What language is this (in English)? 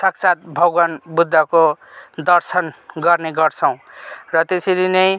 Nepali